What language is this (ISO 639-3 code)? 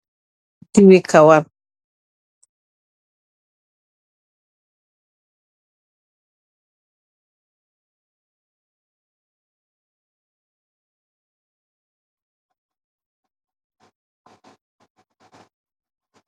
wol